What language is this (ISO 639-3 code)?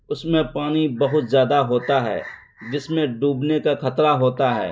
urd